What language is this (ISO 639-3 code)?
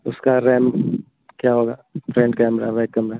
hin